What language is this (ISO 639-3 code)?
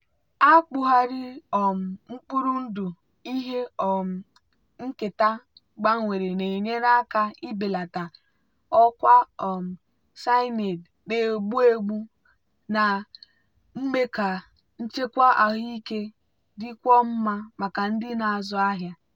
ibo